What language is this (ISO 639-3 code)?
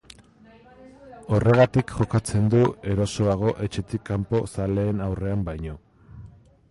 eus